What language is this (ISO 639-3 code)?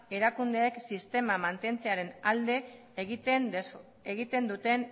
eus